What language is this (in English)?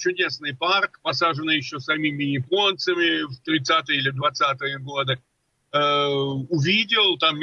Russian